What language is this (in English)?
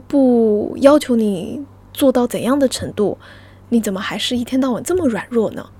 Chinese